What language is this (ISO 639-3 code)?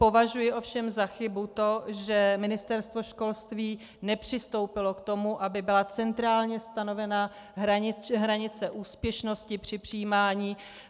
ces